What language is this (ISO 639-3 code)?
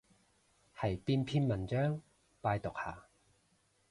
yue